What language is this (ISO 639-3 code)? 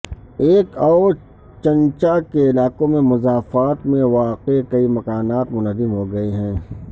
urd